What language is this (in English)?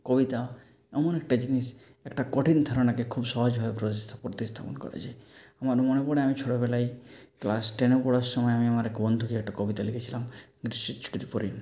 Bangla